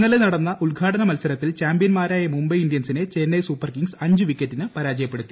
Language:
Malayalam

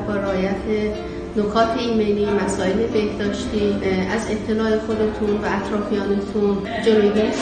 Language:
Persian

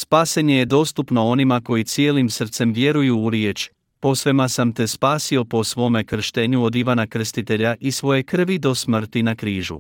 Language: Croatian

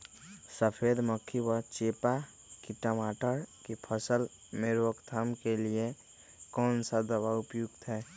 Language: Magahi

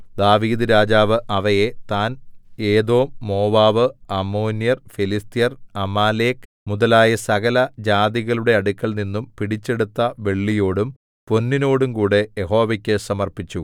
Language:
Malayalam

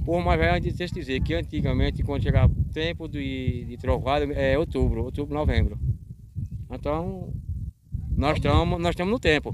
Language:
Portuguese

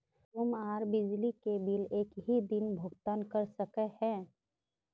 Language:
Magahi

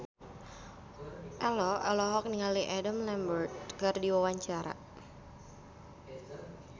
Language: Sundanese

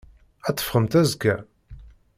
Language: Kabyle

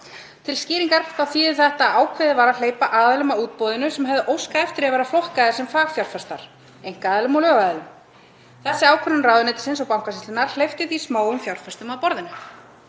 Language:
Icelandic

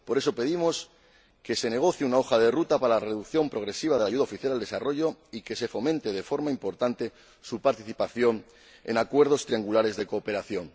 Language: Spanish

